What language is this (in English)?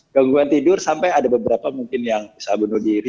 Indonesian